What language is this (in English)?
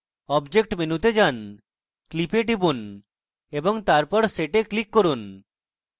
Bangla